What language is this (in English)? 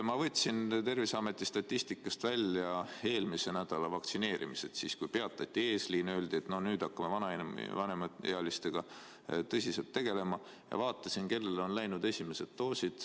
Estonian